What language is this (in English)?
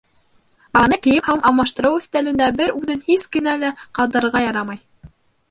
Bashkir